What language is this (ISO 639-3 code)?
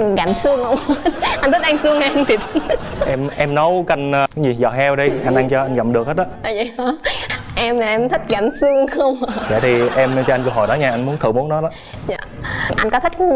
vie